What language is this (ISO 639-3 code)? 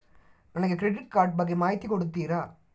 kan